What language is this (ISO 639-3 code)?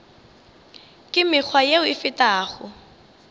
nso